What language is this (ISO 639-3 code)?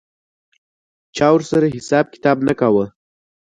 pus